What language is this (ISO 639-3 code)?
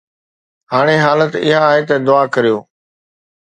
snd